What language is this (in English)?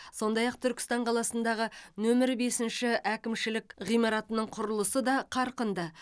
Kazakh